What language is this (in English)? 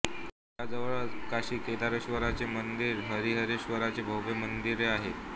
Marathi